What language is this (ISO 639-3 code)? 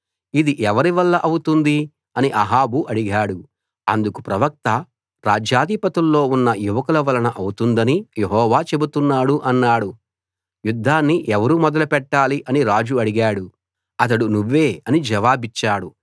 tel